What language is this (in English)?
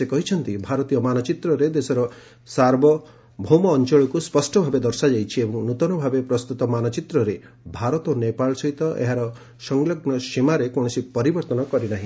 Odia